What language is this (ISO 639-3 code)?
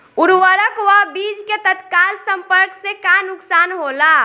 bho